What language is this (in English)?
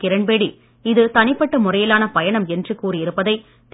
Tamil